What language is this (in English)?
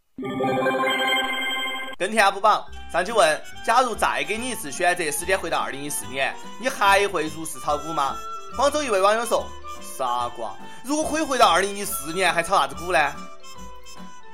Chinese